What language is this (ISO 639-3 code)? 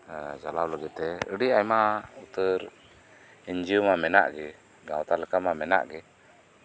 sat